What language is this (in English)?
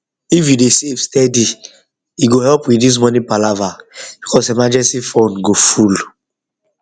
Nigerian Pidgin